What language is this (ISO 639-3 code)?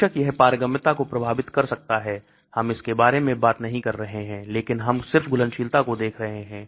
hin